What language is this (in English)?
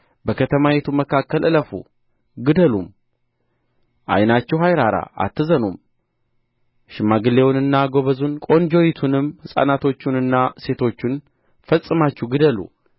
Amharic